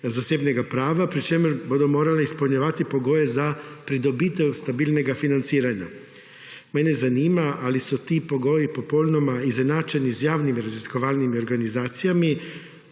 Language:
Slovenian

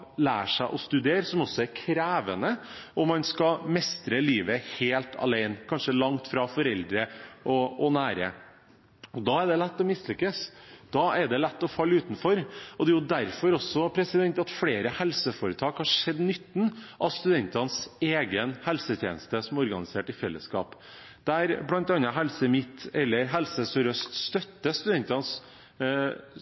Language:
Norwegian Bokmål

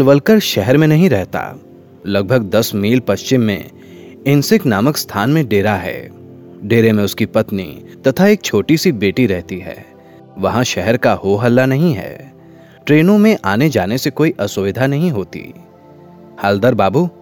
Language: Hindi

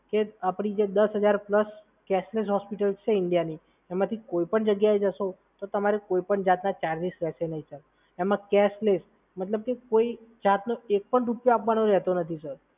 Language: Gujarati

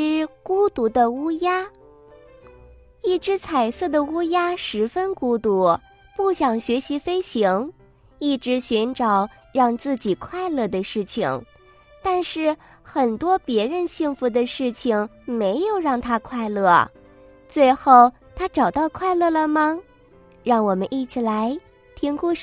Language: Chinese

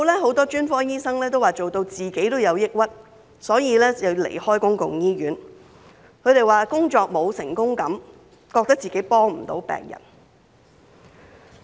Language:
Cantonese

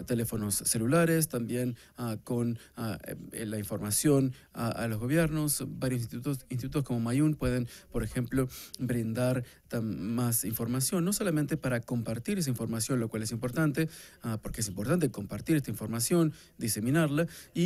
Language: Spanish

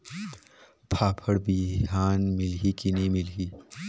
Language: Chhattisgarhi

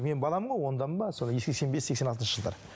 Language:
Kazakh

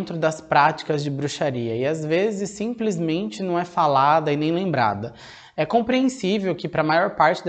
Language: Portuguese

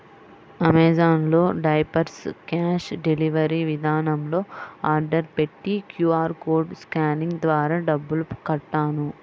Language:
Telugu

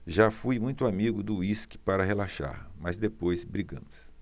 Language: Portuguese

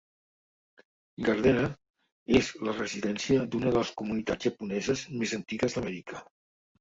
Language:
Catalan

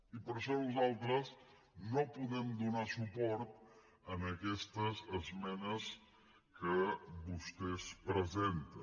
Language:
Catalan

